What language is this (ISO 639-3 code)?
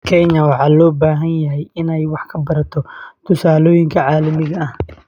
som